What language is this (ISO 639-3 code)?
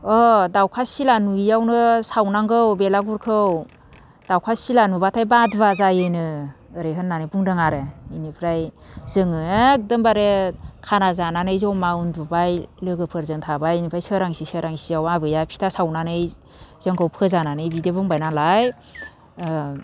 brx